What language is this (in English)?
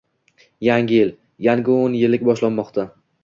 Uzbek